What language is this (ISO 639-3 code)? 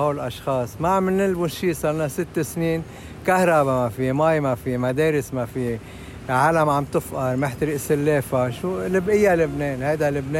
ara